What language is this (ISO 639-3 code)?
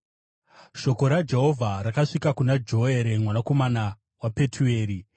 sna